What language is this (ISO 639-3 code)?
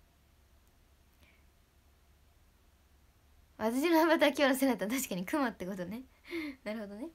jpn